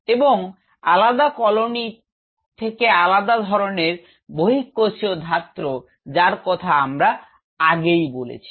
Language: Bangla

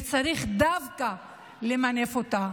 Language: Hebrew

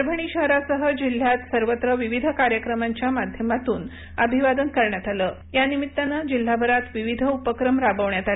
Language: Marathi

